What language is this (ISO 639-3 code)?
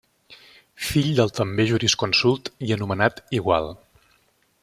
cat